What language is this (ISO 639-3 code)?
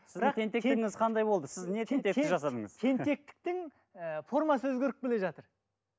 kaz